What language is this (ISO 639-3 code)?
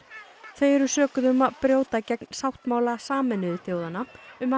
isl